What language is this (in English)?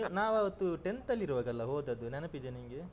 Kannada